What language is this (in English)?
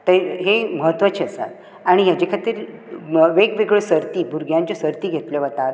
Konkani